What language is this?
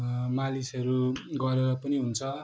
Nepali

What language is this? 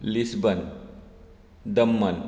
Konkani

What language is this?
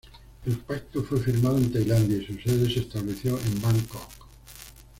Spanish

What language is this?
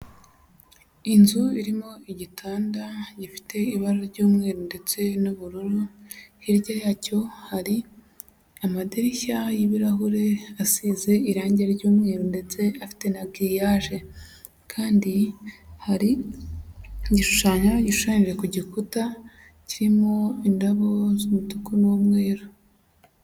Kinyarwanda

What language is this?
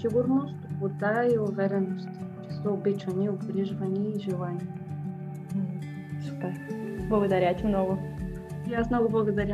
Bulgarian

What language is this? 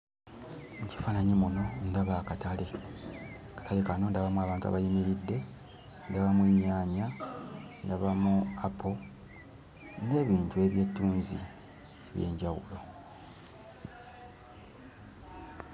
Ganda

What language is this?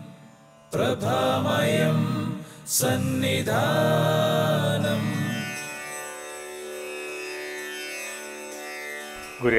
Malayalam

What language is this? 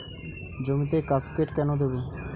Bangla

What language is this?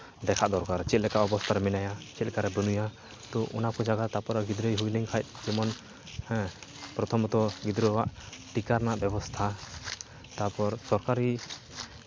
Santali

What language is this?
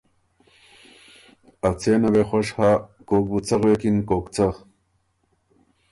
Ormuri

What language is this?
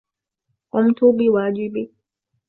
Arabic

